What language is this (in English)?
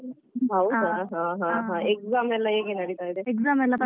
Kannada